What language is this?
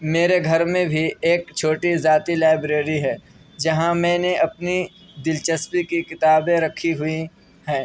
Urdu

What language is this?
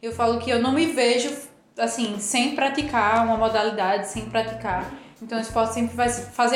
Portuguese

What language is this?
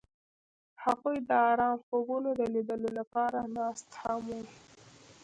Pashto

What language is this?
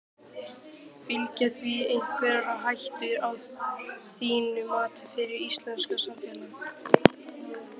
Icelandic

